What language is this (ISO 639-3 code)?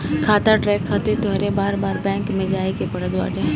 bho